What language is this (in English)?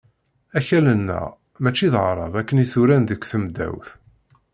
Kabyle